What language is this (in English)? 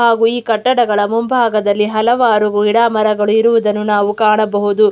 Kannada